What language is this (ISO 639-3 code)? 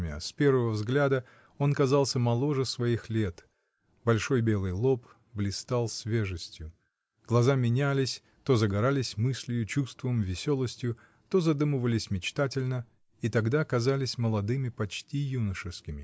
rus